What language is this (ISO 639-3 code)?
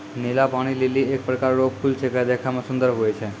mai